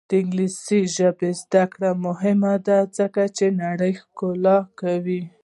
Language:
Pashto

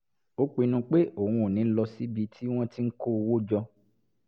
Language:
Yoruba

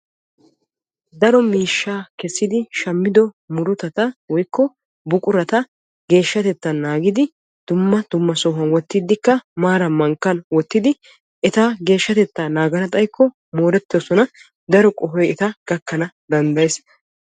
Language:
Wolaytta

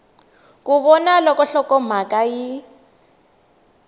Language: Tsonga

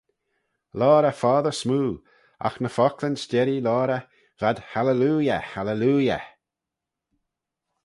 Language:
Manx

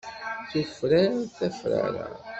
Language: Kabyle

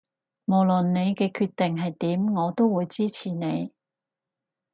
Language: Cantonese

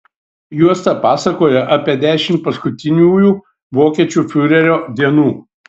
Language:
Lithuanian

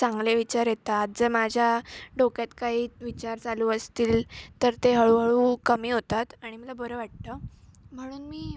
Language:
Marathi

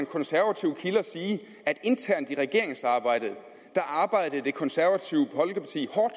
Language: Danish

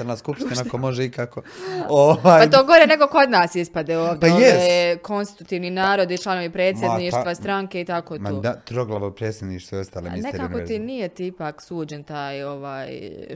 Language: Croatian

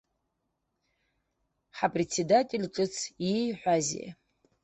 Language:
Abkhazian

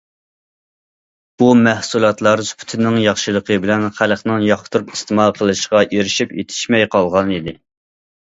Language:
Uyghur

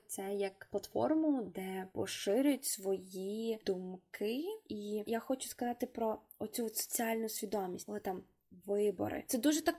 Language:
Ukrainian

